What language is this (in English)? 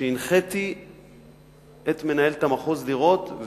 Hebrew